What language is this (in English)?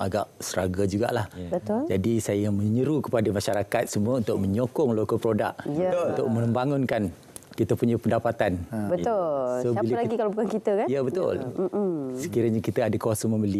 Malay